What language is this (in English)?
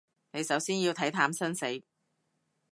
Cantonese